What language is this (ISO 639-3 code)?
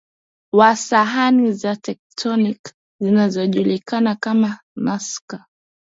swa